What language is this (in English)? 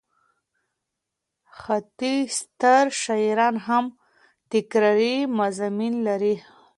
Pashto